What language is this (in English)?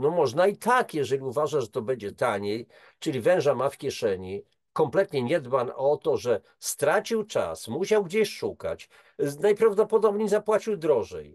Polish